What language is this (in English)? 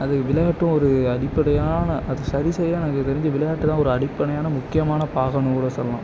Tamil